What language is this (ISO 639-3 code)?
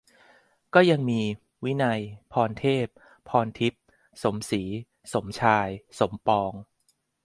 tha